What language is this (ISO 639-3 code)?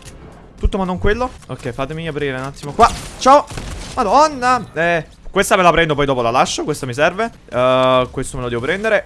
ita